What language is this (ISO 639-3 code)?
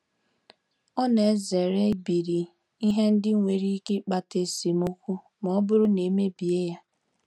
ibo